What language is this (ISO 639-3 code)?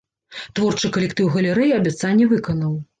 bel